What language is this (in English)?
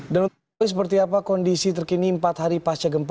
Indonesian